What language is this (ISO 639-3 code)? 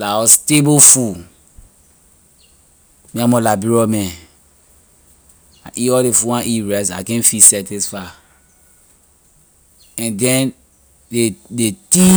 lir